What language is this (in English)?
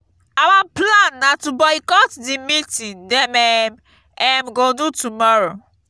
Nigerian Pidgin